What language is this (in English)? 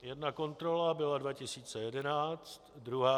Czech